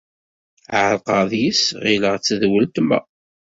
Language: Kabyle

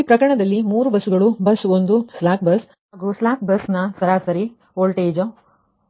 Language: Kannada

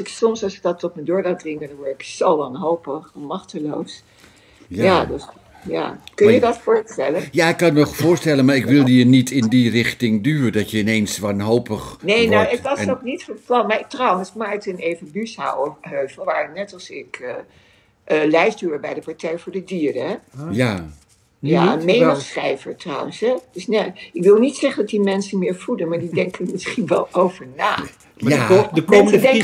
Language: Dutch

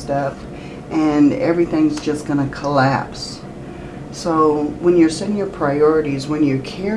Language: English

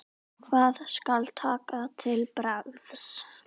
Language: Icelandic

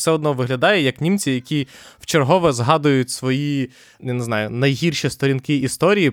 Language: Ukrainian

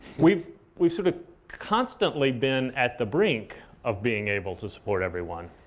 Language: English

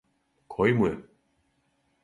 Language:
Serbian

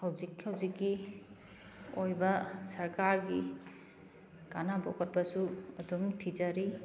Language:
Manipuri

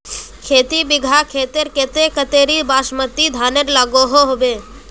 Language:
Magahi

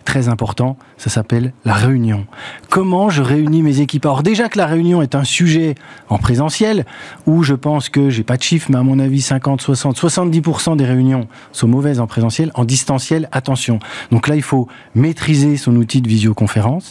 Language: French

